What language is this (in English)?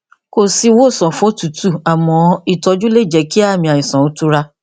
Yoruba